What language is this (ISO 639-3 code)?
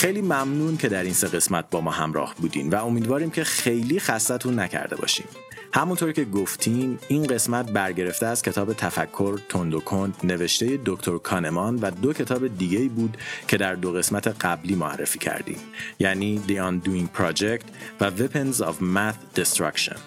fas